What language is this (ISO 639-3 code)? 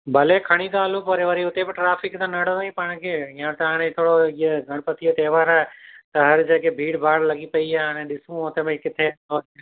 snd